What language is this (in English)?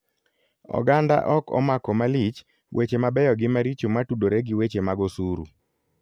Luo (Kenya and Tanzania)